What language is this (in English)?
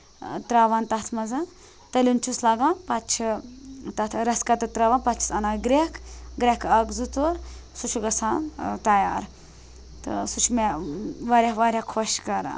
Kashmiri